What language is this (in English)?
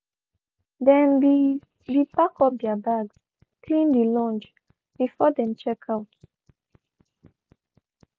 Nigerian Pidgin